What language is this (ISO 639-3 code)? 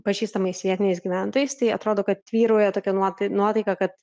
lit